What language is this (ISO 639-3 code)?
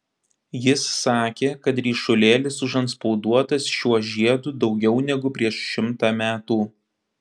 lit